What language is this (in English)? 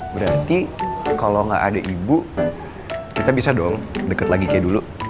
Indonesian